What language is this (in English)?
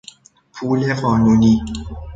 Persian